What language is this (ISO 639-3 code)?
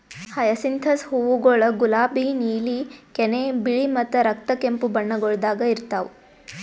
kan